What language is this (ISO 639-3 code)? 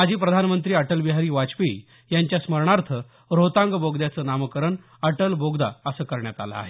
mar